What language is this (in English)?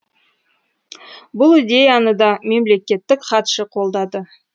Kazakh